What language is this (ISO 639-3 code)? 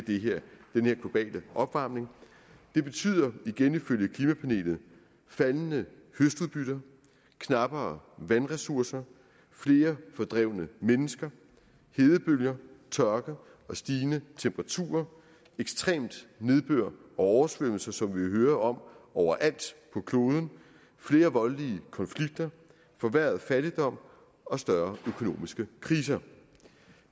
dan